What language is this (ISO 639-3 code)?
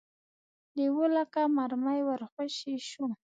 pus